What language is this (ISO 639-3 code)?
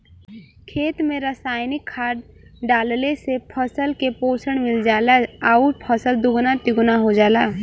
bho